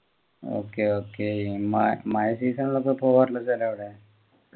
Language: Malayalam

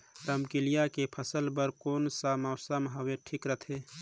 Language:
Chhattisgarhi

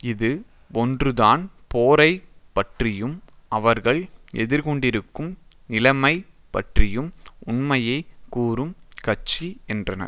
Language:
Tamil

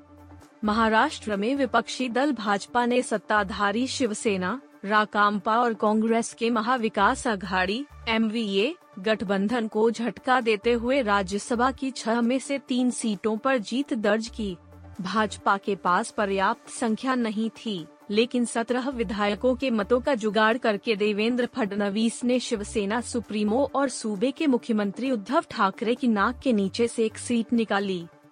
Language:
Hindi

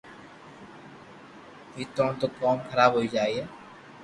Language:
Loarki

